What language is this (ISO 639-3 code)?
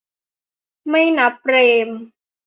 tha